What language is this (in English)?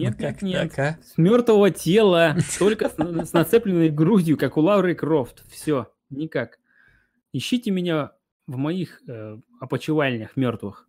Russian